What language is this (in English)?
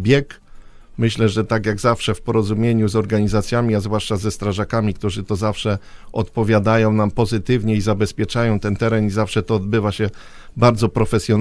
Polish